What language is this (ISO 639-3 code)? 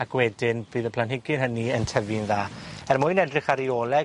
cym